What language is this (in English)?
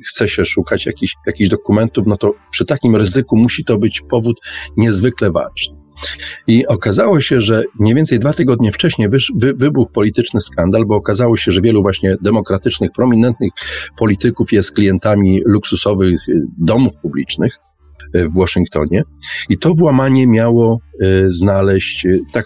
Polish